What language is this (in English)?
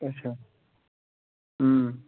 Kashmiri